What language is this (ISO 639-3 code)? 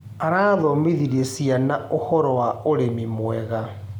kik